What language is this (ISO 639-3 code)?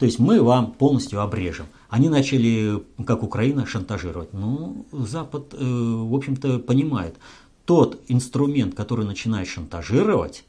rus